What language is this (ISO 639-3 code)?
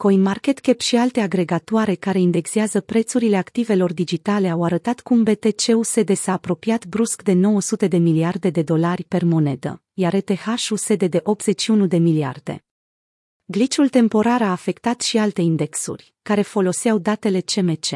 ron